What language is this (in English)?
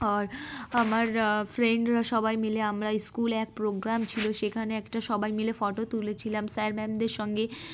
Bangla